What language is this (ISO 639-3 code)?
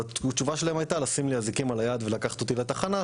heb